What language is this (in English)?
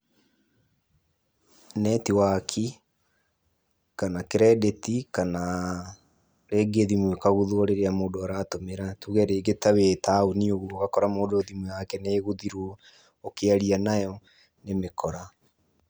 Kikuyu